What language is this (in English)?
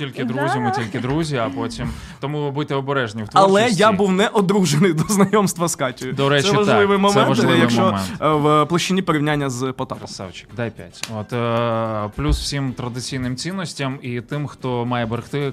Ukrainian